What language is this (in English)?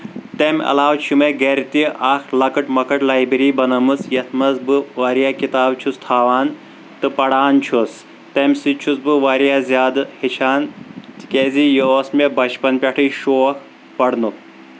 Kashmiri